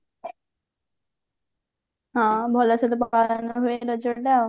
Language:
Odia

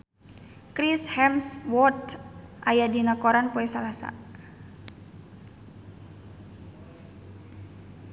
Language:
Sundanese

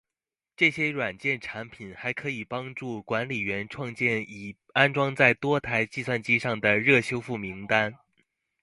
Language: Chinese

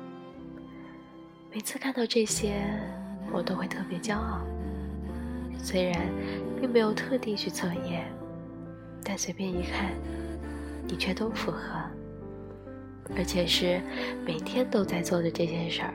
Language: Chinese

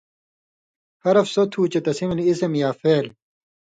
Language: Indus Kohistani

